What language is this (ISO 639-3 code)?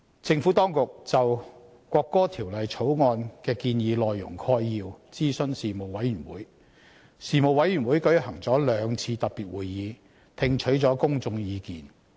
yue